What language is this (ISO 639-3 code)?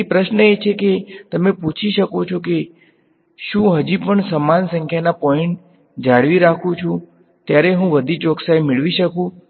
guj